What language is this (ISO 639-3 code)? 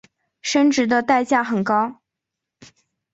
zho